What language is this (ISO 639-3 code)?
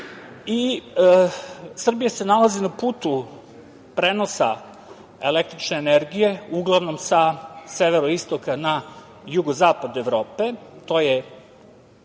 srp